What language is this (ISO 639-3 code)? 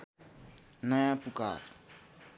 nep